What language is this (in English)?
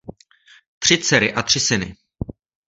Czech